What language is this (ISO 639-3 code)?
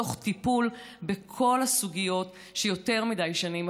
heb